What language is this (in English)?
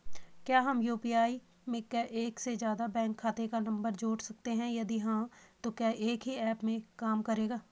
Hindi